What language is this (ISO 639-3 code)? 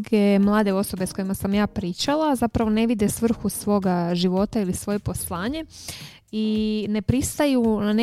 hrv